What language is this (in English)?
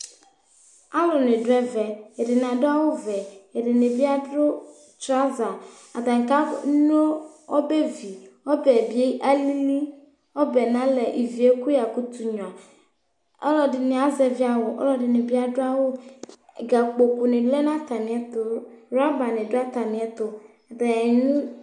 Ikposo